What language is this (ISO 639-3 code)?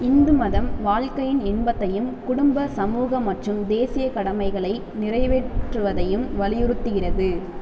tam